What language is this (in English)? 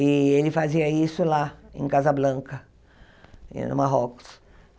Portuguese